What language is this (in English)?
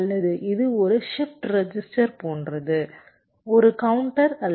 Tamil